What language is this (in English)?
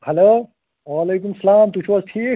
Kashmiri